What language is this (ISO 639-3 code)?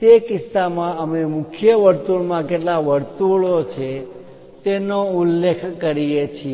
guj